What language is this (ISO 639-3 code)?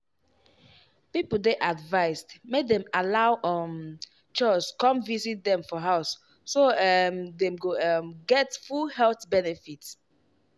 pcm